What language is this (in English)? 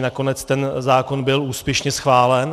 Czech